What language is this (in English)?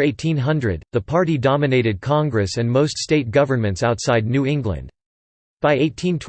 English